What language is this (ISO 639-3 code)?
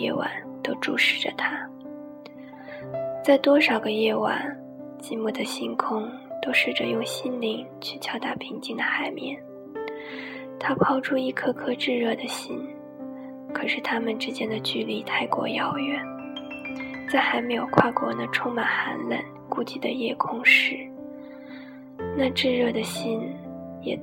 zho